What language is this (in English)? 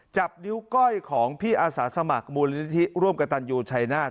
Thai